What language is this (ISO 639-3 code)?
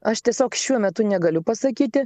lit